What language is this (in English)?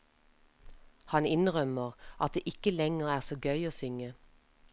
Norwegian